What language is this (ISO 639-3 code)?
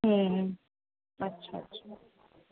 snd